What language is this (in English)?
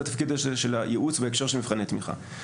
Hebrew